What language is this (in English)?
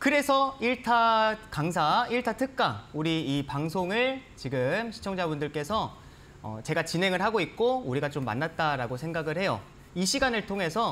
Korean